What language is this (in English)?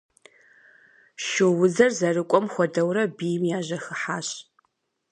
Kabardian